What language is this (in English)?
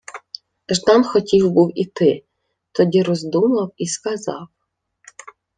Ukrainian